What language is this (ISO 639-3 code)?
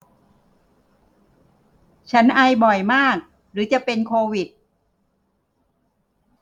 tha